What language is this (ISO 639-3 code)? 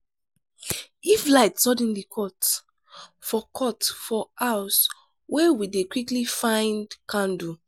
pcm